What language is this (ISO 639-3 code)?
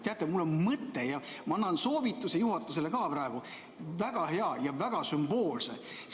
est